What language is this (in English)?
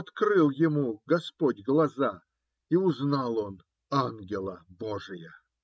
Russian